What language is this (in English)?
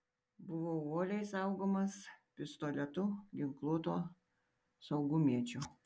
Lithuanian